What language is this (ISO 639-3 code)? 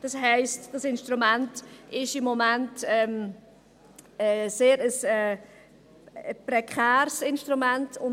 gsw